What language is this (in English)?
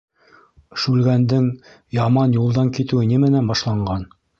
Bashkir